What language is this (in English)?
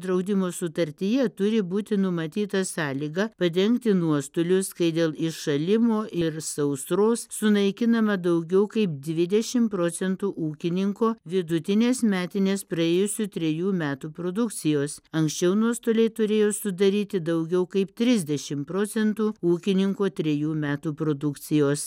Lithuanian